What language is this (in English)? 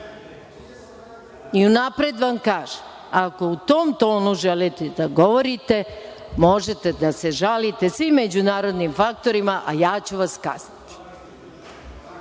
Serbian